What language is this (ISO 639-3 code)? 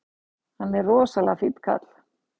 isl